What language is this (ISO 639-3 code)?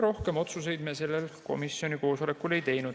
est